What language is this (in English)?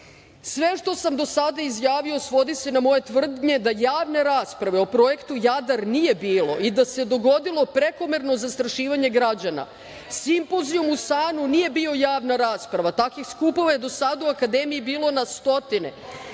Serbian